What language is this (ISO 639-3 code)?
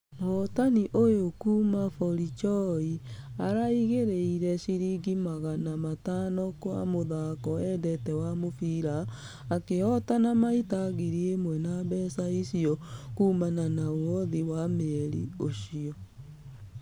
kik